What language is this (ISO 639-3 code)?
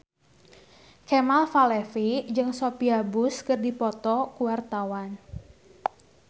sun